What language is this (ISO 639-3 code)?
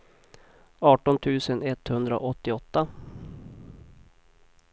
swe